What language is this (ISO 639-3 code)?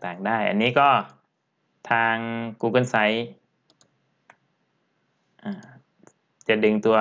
tha